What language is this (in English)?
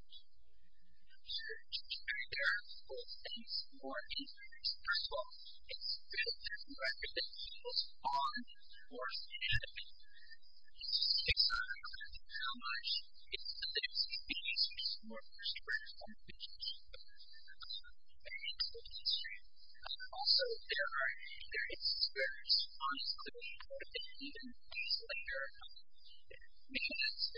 English